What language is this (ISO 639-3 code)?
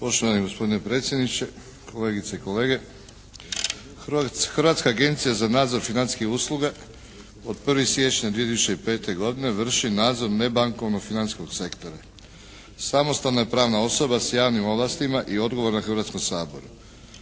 hrv